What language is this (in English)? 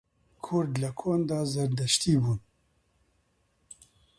Central Kurdish